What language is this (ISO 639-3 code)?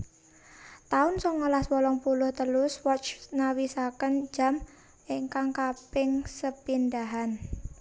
jav